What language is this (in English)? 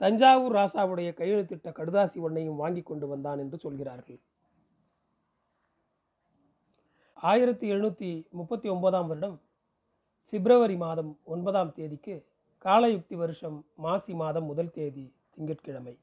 Tamil